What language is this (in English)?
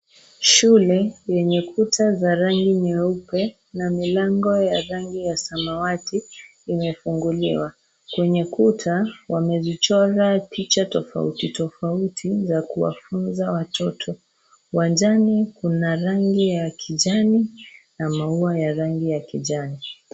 Swahili